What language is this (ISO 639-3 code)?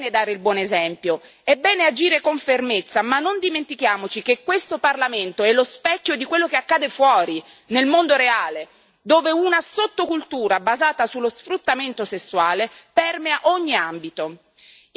ita